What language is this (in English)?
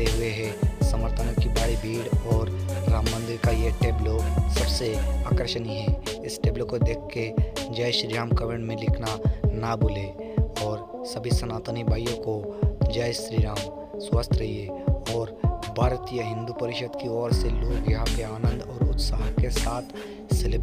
Hindi